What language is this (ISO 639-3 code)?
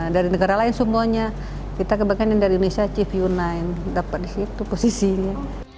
ind